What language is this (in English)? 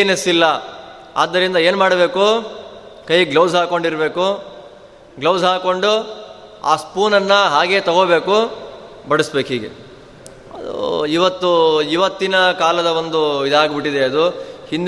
Kannada